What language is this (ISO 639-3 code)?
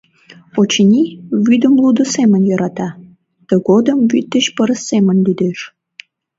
chm